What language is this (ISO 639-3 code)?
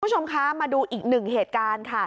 tha